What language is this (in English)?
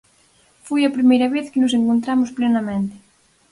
Galician